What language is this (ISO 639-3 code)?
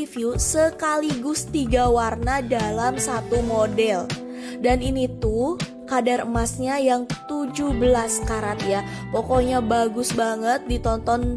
ind